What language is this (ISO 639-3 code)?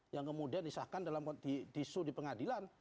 ind